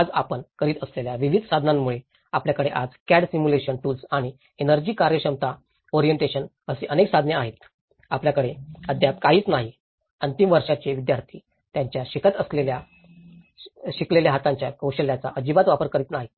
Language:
Marathi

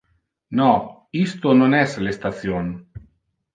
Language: Interlingua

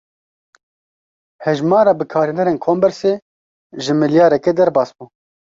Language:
Kurdish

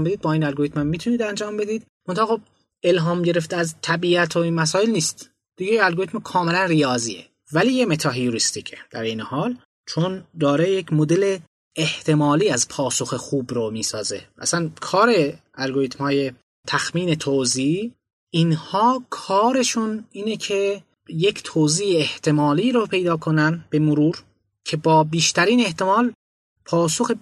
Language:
Persian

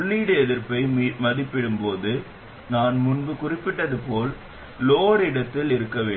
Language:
Tamil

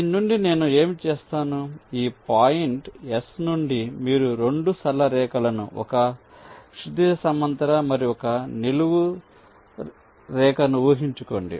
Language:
Telugu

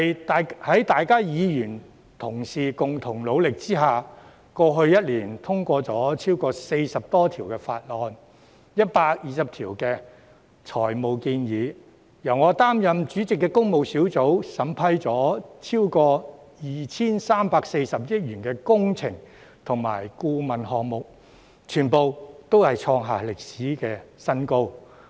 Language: Cantonese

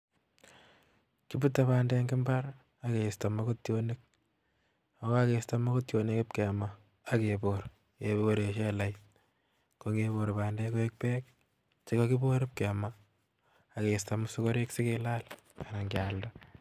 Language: Kalenjin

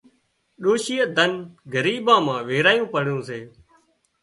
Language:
Wadiyara Koli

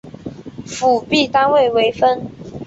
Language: Chinese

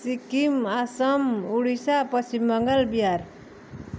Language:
Nepali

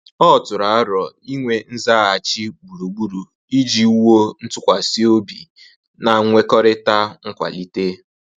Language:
Igbo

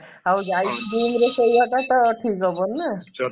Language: Odia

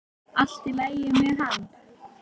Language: Icelandic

